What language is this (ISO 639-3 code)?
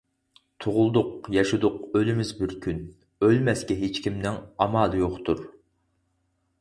uig